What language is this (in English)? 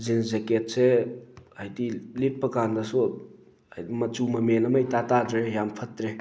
Manipuri